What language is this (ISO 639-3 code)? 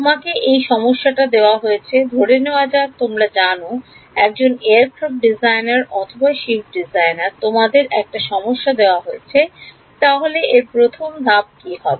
ben